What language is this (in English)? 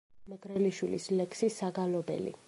Georgian